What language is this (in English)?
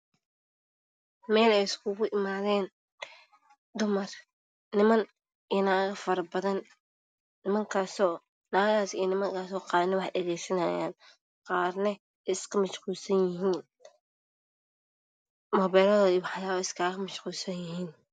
Somali